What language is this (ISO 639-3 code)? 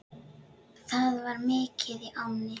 isl